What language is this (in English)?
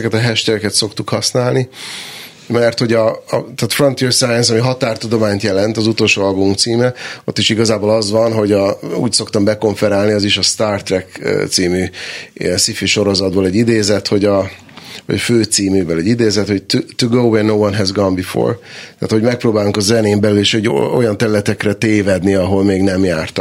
Hungarian